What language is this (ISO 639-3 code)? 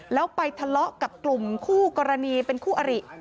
tha